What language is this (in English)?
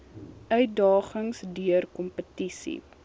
Afrikaans